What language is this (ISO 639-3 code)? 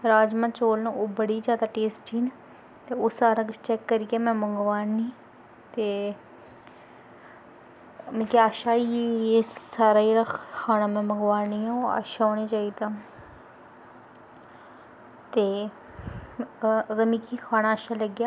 doi